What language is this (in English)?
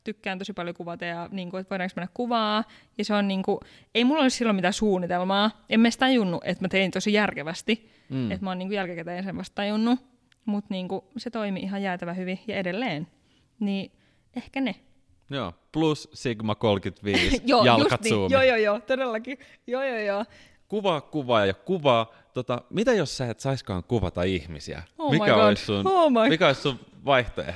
Finnish